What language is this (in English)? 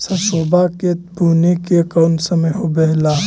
Magahi